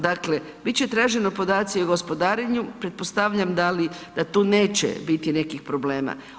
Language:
Croatian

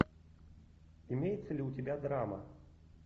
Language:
Russian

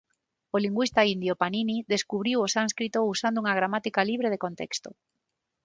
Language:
Galician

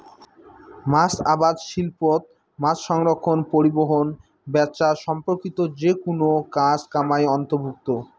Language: Bangla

